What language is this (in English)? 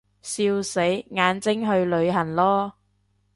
Cantonese